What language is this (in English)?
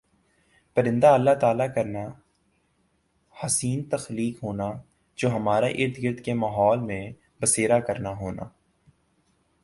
Urdu